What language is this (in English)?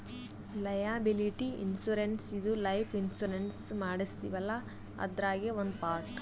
Kannada